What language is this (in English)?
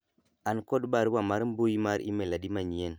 Luo (Kenya and Tanzania)